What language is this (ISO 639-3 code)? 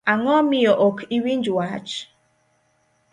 luo